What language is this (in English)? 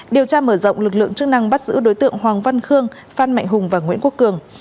Vietnamese